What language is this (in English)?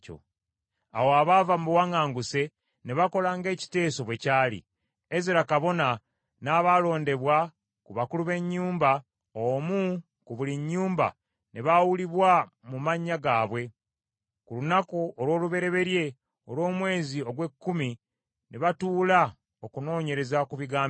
Ganda